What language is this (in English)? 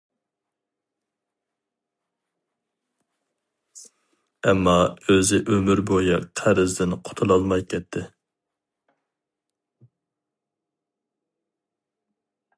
Uyghur